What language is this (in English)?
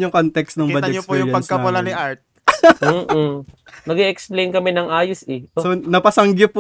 Filipino